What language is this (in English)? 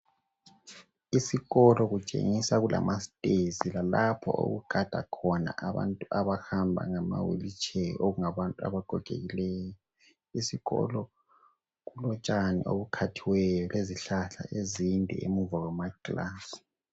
North Ndebele